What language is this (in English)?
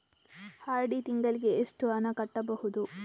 Kannada